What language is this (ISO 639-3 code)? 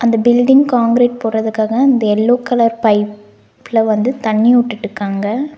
tam